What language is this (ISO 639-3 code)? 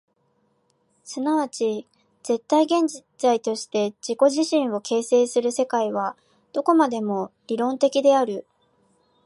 jpn